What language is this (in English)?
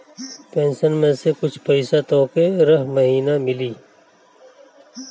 Bhojpuri